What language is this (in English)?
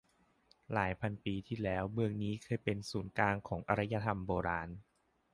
Thai